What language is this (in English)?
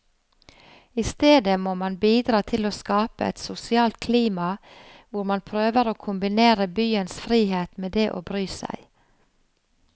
Norwegian